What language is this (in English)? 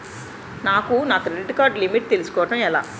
Telugu